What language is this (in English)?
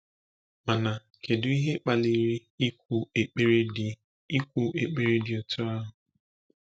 Igbo